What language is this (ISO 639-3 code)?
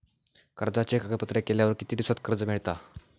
mar